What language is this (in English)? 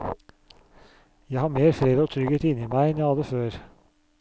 Norwegian